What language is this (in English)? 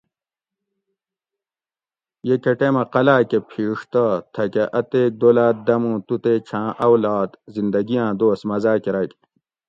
Gawri